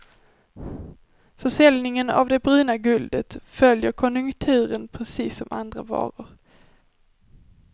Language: Swedish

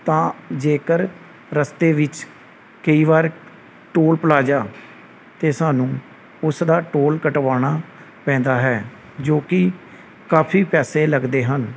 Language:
Punjabi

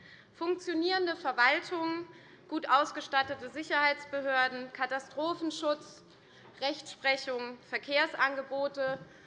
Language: German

